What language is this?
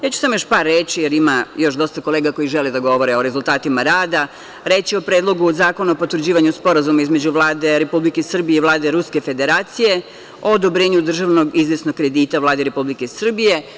Serbian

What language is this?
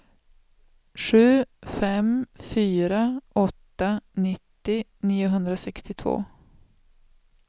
Swedish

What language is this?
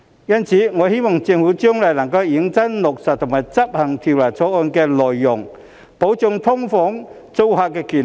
Cantonese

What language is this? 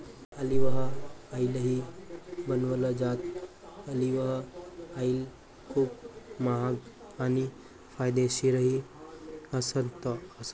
Marathi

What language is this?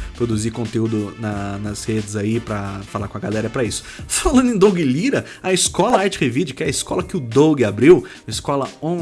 Portuguese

